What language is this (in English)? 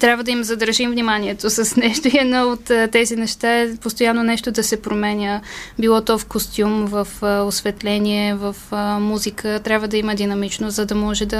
Bulgarian